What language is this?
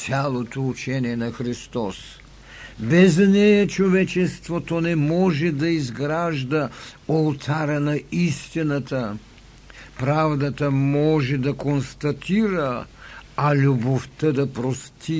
Bulgarian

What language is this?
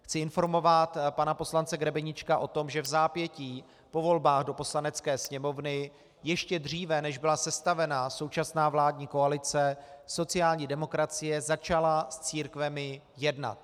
Czech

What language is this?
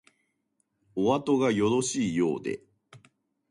Japanese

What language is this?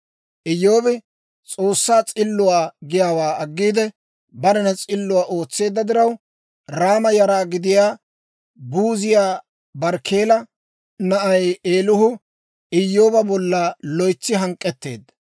Dawro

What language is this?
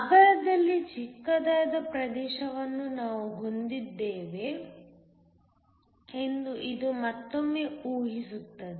Kannada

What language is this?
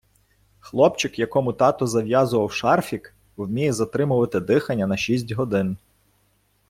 Ukrainian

